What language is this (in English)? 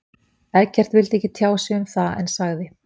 Icelandic